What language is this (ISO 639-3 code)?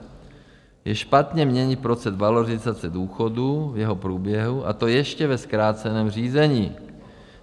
ces